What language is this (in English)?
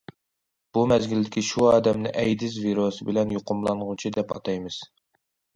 Uyghur